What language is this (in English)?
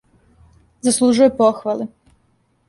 Serbian